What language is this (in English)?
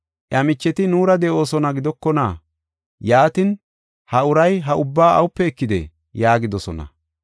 Gofa